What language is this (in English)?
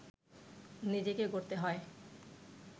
Bangla